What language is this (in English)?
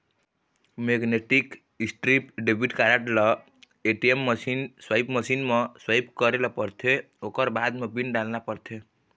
Chhattisgarhi